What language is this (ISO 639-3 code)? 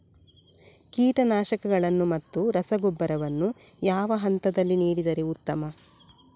kan